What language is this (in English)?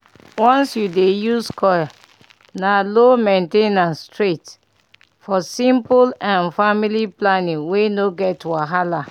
Nigerian Pidgin